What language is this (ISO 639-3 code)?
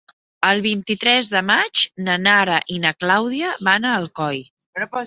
cat